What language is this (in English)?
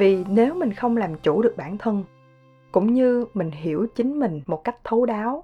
Vietnamese